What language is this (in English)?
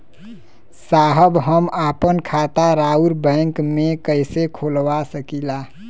Bhojpuri